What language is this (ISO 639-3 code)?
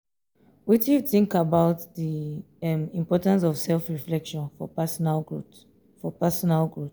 pcm